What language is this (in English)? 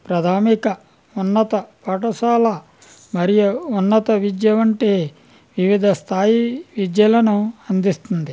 Telugu